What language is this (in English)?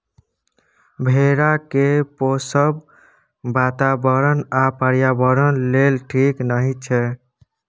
Maithili